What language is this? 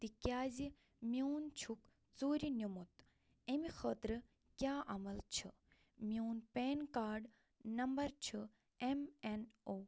Kashmiri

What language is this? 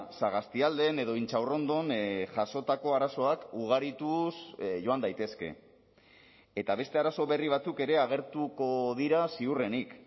Basque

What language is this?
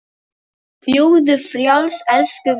Icelandic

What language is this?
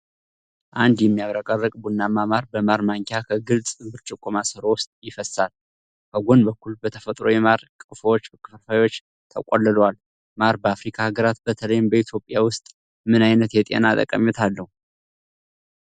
Amharic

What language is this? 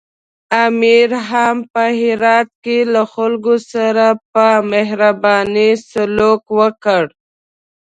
Pashto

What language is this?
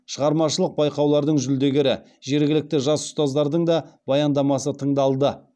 Kazakh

